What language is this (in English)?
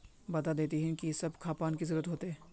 Magahi